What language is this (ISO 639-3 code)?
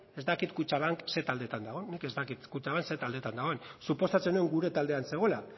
eus